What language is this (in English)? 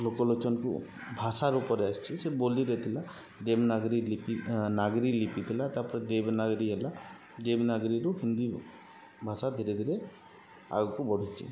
Odia